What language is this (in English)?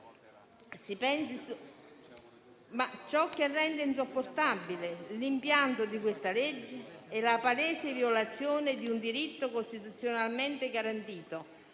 Italian